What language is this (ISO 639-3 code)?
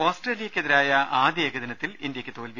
mal